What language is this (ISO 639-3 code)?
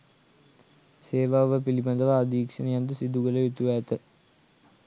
sin